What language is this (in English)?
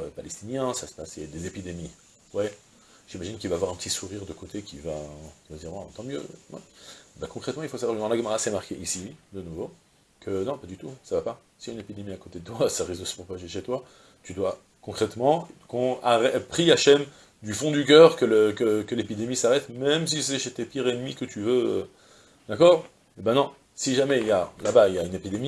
French